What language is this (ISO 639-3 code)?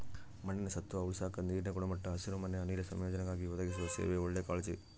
kan